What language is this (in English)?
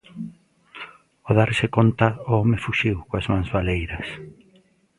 Galician